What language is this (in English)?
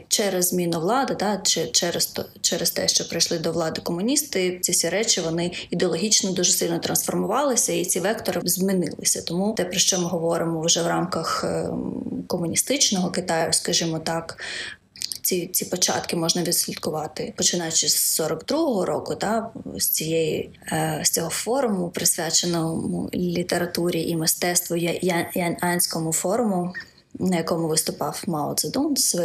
Ukrainian